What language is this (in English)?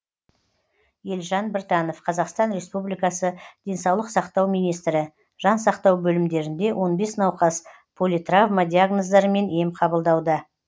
Kazakh